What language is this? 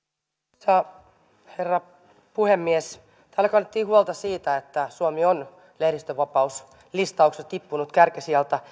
Finnish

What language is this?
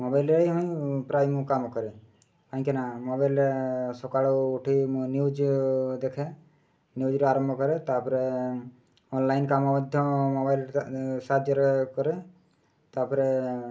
Odia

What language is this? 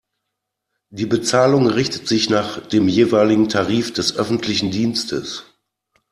German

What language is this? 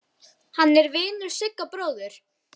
Icelandic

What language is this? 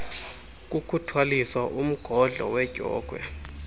Xhosa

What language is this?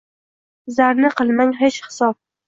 Uzbek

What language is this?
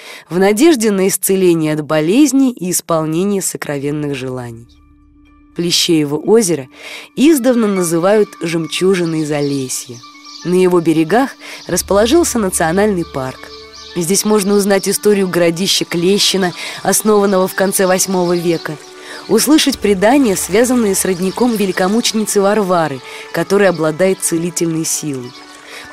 Russian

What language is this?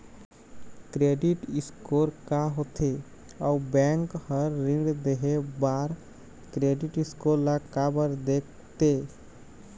Chhattisgarhi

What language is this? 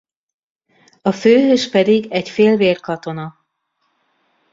Hungarian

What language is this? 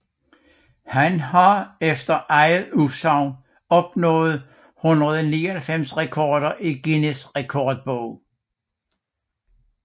Danish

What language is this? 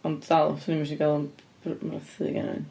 Welsh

